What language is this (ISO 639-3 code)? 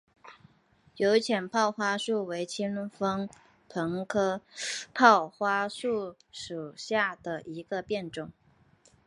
zho